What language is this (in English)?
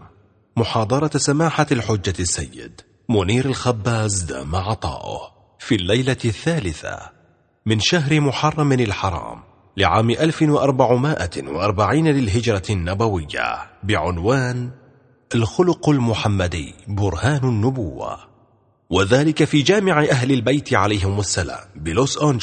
Arabic